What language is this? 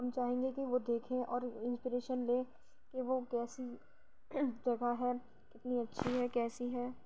Urdu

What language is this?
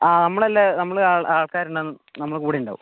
Malayalam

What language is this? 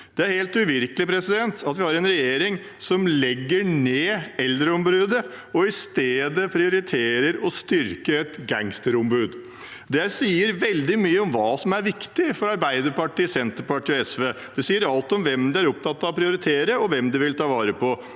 Norwegian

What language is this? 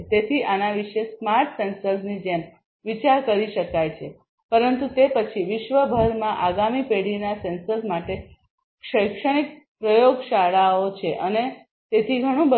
Gujarati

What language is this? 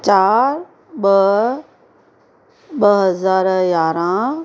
Sindhi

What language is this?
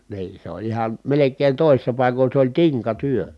Finnish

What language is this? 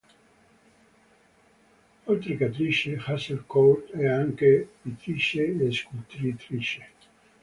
Italian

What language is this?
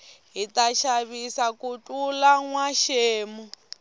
Tsonga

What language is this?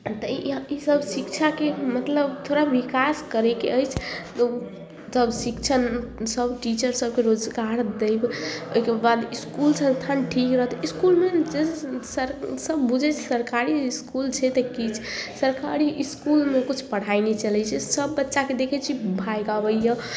Maithili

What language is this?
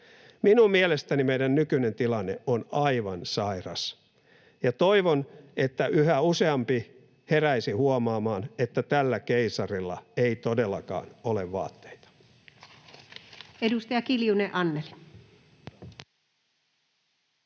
Finnish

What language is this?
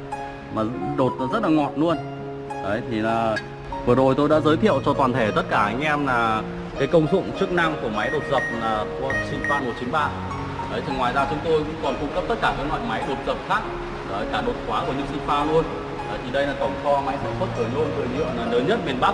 Vietnamese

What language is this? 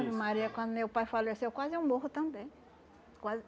Portuguese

